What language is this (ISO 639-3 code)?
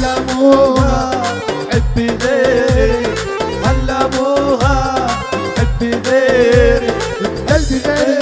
ara